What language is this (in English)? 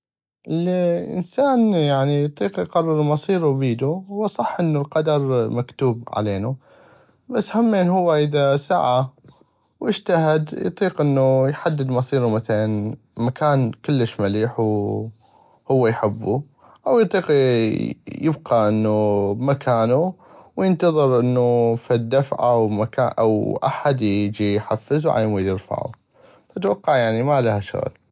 North Mesopotamian Arabic